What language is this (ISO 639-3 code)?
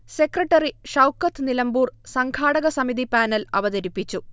mal